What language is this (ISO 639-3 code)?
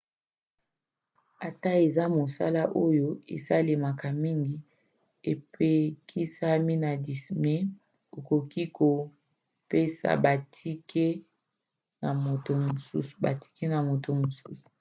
lin